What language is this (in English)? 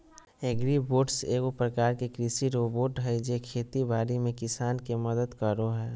Magahi